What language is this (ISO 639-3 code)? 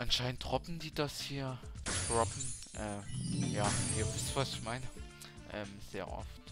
deu